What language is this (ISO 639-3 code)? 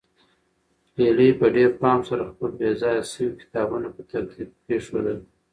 pus